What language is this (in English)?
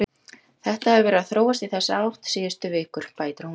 Icelandic